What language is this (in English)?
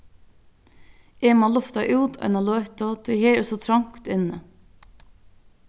Faroese